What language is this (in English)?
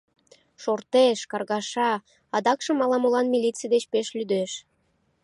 Mari